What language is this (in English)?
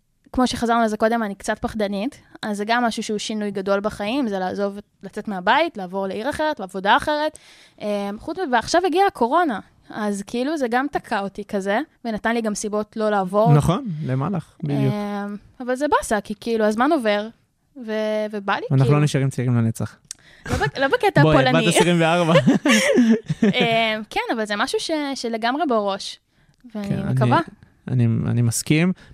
Hebrew